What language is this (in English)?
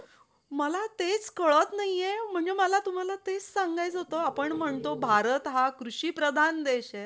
Marathi